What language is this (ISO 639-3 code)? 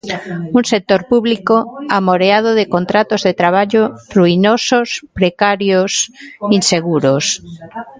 glg